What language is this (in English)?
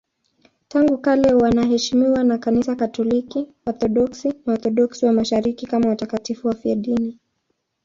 Swahili